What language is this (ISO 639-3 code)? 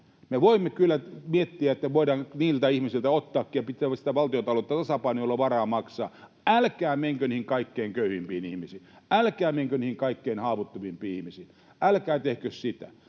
fin